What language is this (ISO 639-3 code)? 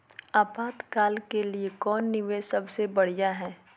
mag